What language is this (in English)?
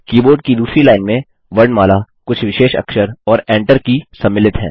Hindi